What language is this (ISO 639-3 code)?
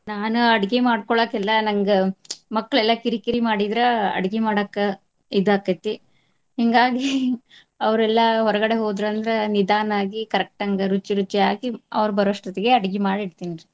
kan